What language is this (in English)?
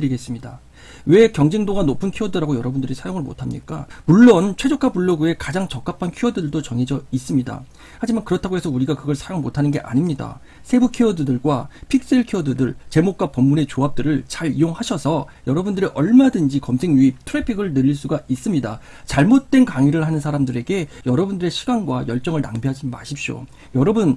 Korean